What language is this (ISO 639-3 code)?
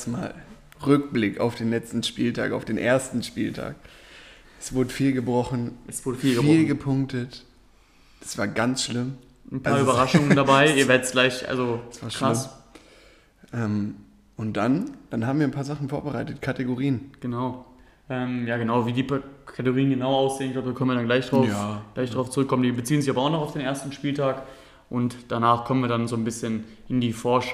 deu